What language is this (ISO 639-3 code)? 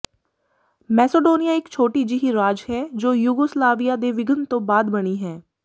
pan